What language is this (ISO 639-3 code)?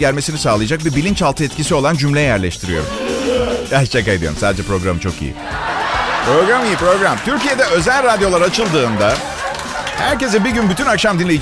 tur